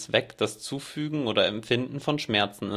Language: German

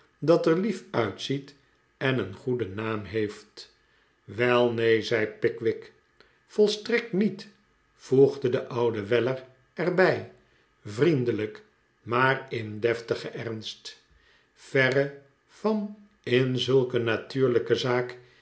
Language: Dutch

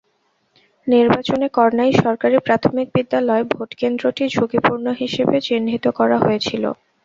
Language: Bangla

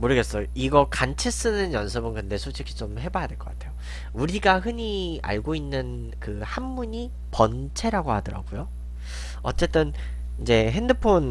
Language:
Korean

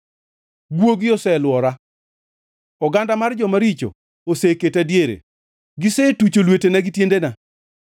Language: Luo (Kenya and Tanzania)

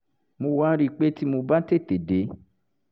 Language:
Yoruba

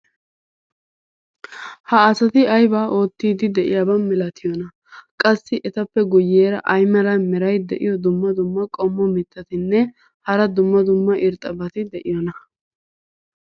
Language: Wolaytta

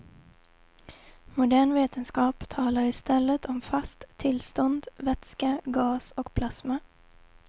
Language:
Swedish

